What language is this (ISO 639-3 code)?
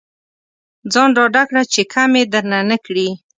pus